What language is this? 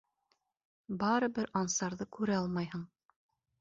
Bashkir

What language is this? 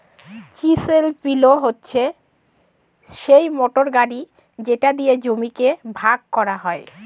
Bangla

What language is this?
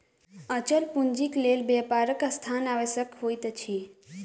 Maithili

